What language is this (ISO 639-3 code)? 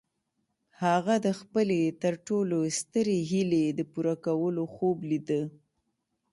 pus